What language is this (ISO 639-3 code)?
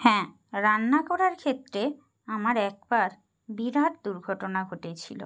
ben